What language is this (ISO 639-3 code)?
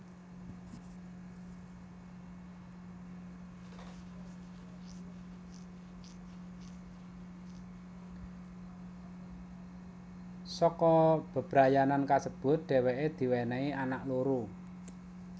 jav